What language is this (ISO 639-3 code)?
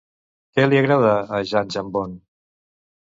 cat